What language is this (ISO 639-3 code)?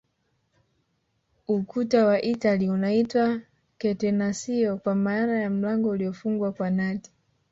swa